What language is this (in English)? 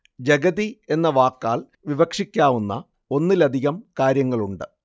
Malayalam